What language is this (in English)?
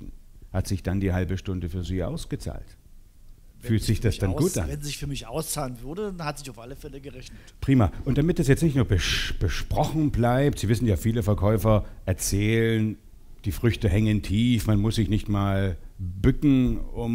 German